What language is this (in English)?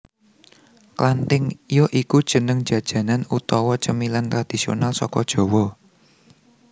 Javanese